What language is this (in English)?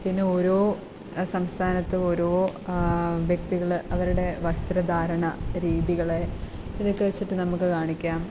Malayalam